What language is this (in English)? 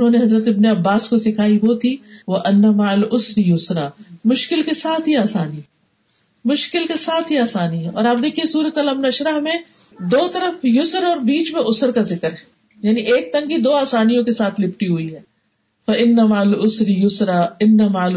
Urdu